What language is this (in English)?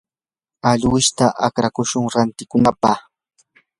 Yanahuanca Pasco Quechua